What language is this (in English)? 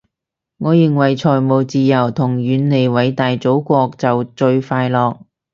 Cantonese